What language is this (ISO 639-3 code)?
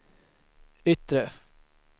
swe